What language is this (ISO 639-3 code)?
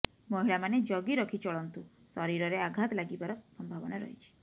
ori